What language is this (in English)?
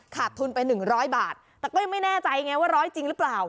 Thai